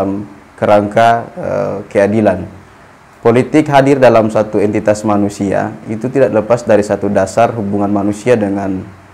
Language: Indonesian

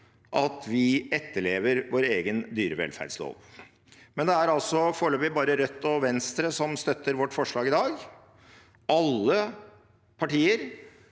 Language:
Norwegian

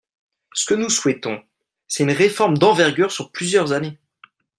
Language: French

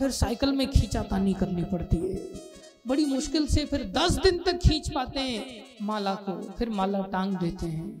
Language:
Hindi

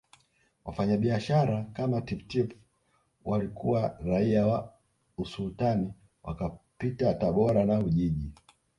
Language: Swahili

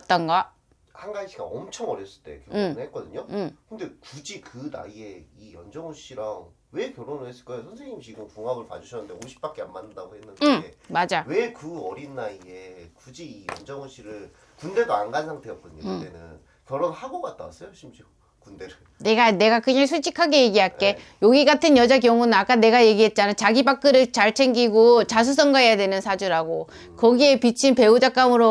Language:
Korean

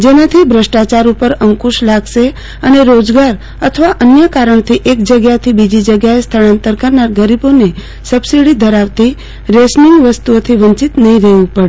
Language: Gujarati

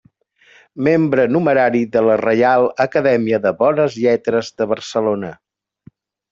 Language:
Catalan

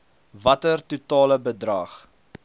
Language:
Afrikaans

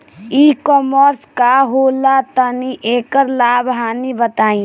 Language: Bhojpuri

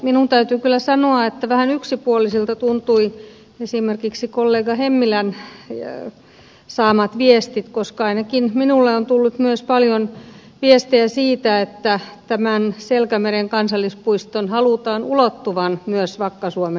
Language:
Finnish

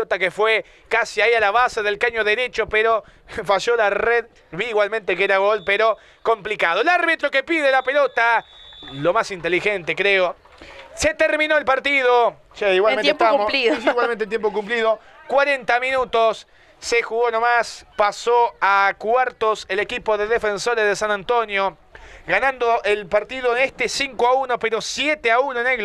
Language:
Spanish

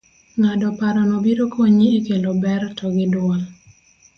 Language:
Luo (Kenya and Tanzania)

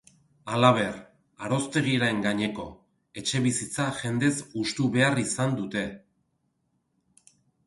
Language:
Basque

